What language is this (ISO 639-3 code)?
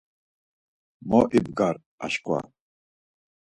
lzz